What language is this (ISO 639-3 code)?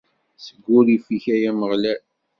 kab